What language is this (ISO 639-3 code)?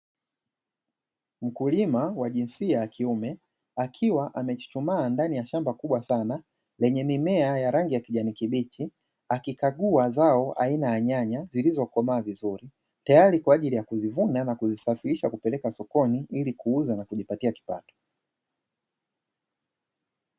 swa